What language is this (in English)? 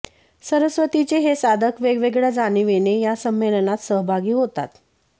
Marathi